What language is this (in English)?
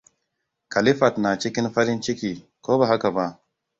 Hausa